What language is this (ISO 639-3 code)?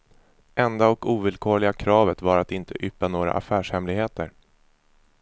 swe